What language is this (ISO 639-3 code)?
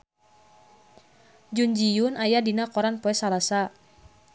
sun